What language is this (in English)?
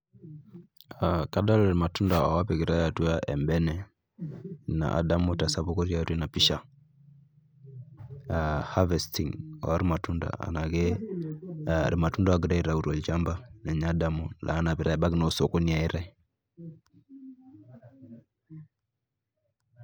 Masai